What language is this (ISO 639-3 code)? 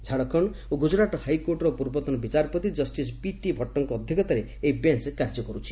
ori